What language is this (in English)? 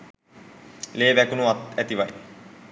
Sinhala